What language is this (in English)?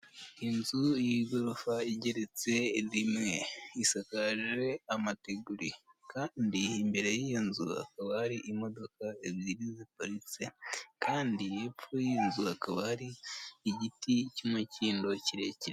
Kinyarwanda